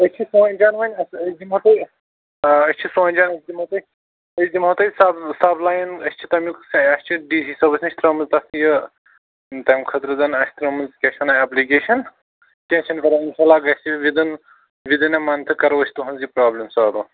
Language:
Kashmiri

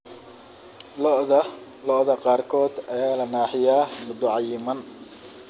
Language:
Somali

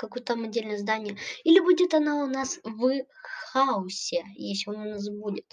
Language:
Russian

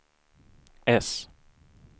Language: Swedish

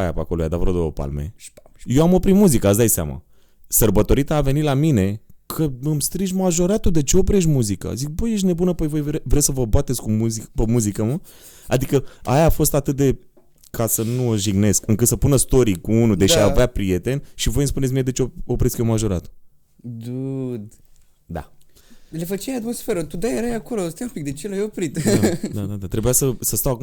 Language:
Romanian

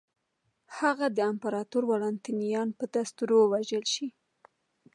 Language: Pashto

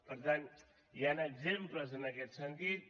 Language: Catalan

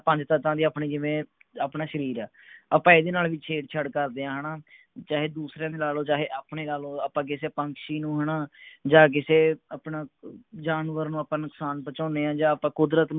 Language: Punjabi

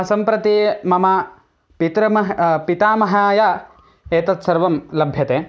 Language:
Sanskrit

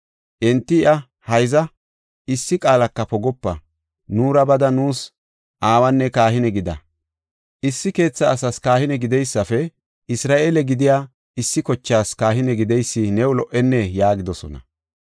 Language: Gofa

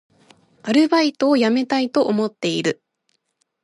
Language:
Japanese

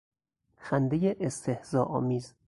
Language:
Persian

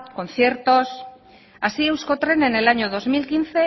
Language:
Spanish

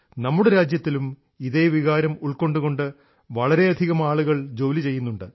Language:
Malayalam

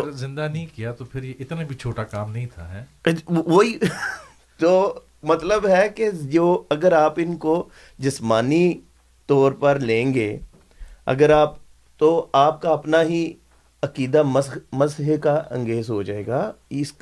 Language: Urdu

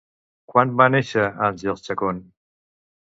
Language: Catalan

